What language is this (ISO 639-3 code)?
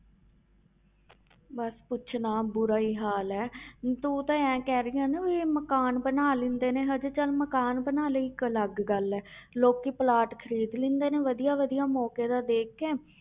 pan